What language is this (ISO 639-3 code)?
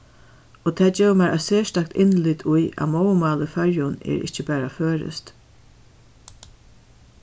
fao